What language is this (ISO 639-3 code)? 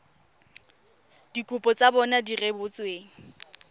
tsn